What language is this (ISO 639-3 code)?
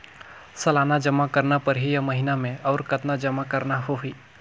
hne